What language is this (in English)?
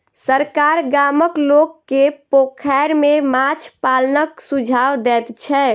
Maithili